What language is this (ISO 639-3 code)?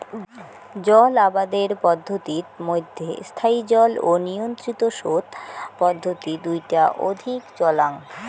ben